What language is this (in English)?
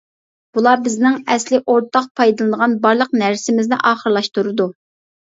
Uyghur